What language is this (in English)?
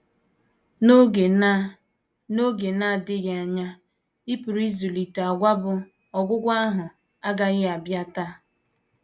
Igbo